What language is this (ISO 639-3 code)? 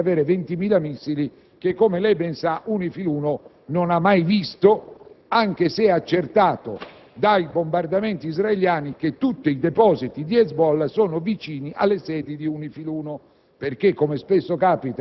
ita